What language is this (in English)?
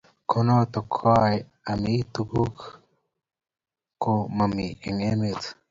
Kalenjin